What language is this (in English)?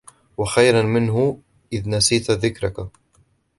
Arabic